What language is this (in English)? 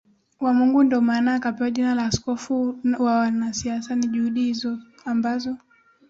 Swahili